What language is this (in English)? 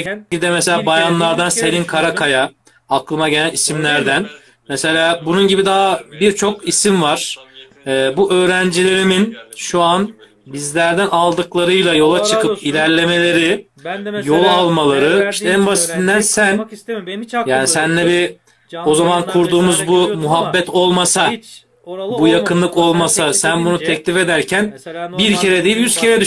Turkish